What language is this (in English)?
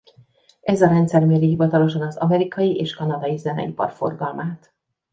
Hungarian